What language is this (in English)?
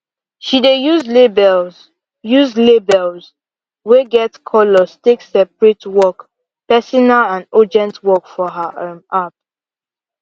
Nigerian Pidgin